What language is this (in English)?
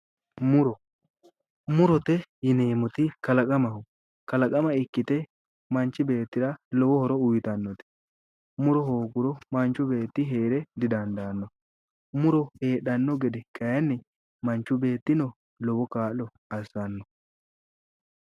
Sidamo